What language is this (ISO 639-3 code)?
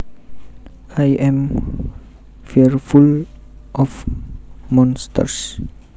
jav